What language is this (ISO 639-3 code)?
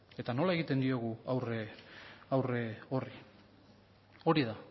eus